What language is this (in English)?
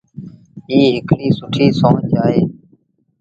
Sindhi Bhil